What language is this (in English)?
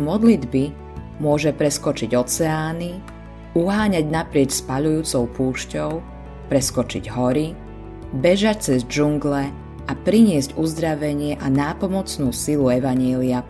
Slovak